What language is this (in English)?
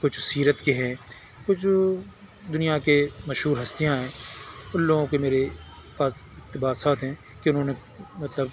Urdu